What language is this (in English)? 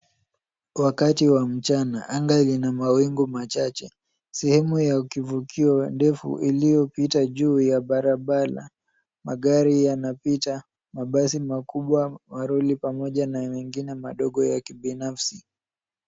Swahili